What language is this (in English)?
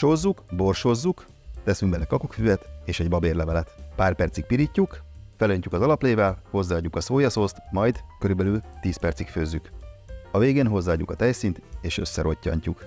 Hungarian